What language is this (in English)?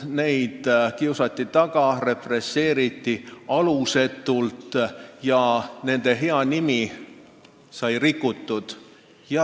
Estonian